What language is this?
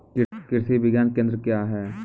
Maithili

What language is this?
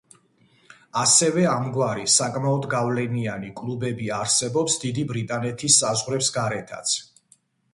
Georgian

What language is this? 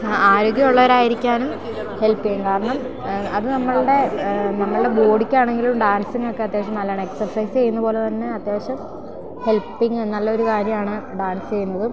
Malayalam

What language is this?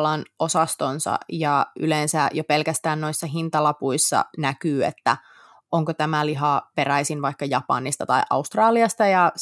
Finnish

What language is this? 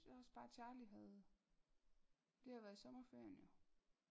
Danish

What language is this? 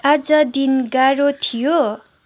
Nepali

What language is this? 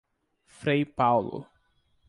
Portuguese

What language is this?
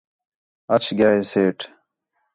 Khetrani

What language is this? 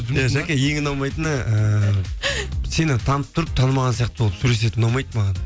Kazakh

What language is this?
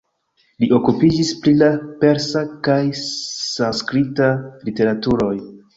Esperanto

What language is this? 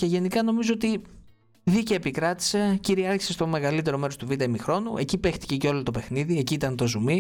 Greek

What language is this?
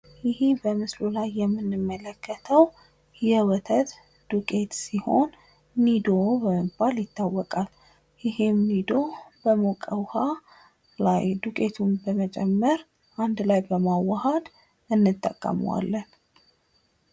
Amharic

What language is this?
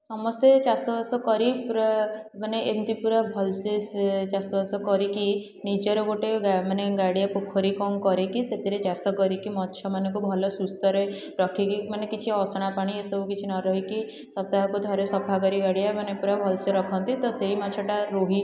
Odia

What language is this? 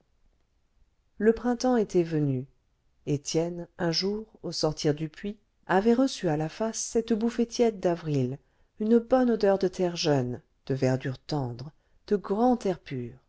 French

